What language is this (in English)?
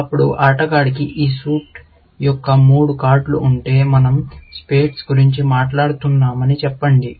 Telugu